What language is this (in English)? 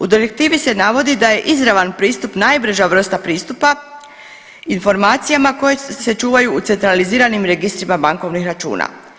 Croatian